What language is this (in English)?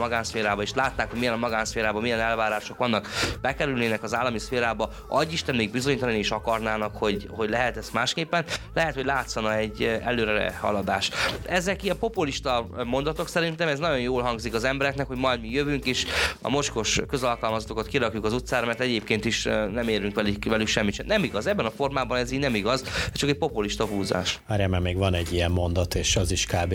Hungarian